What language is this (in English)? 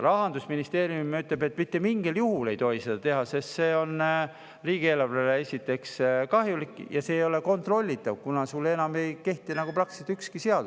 Estonian